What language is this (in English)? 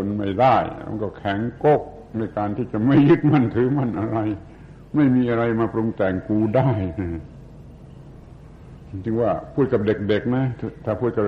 Thai